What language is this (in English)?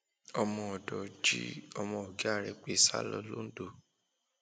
Yoruba